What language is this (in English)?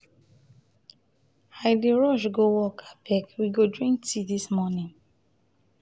Nigerian Pidgin